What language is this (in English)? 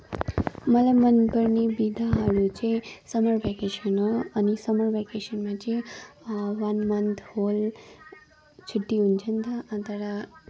Nepali